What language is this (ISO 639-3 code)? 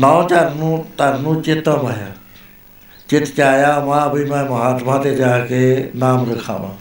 pan